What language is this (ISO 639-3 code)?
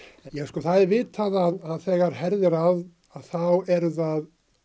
isl